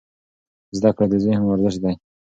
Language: Pashto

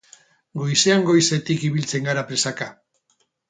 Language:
Basque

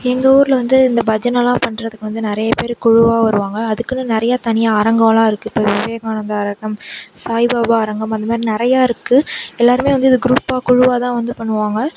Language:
Tamil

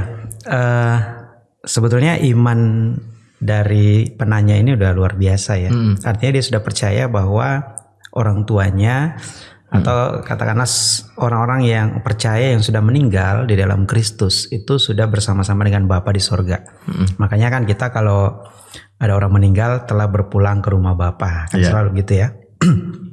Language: Indonesian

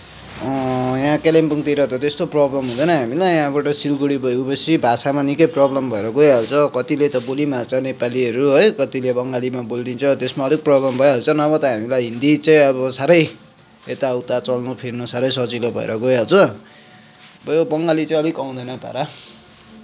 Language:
Nepali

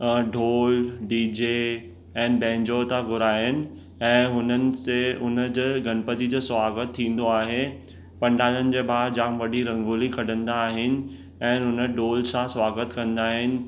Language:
Sindhi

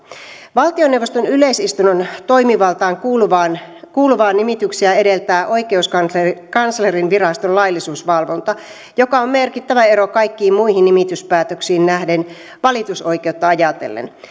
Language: Finnish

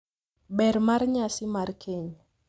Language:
Luo (Kenya and Tanzania)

